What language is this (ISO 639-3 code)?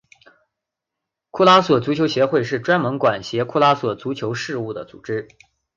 zho